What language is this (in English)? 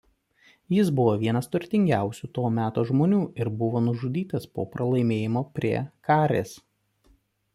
Lithuanian